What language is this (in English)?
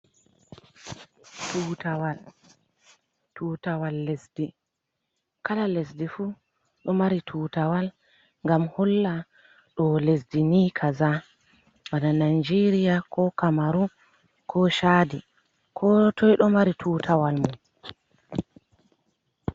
Fula